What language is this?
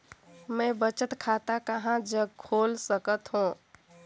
Chhattisgarhi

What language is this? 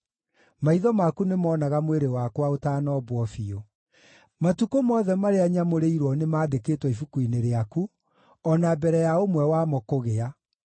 Kikuyu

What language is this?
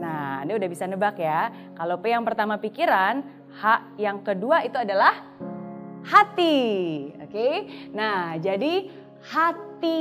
Indonesian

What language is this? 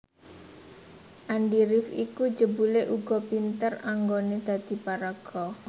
Javanese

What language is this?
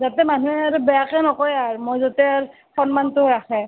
Assamese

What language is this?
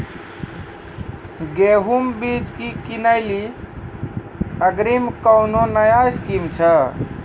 Maithili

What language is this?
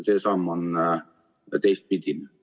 Estonian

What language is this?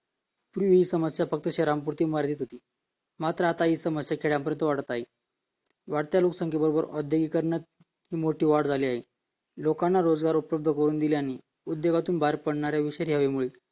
Marathi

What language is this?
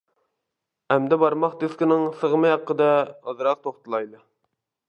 Uyghur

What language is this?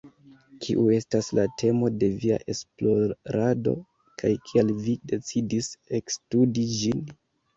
Esperanto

